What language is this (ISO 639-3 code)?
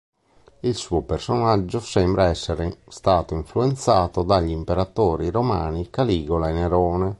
ita